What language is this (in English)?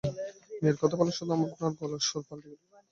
Bangla